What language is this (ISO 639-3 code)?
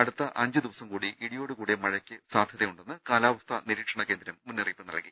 mal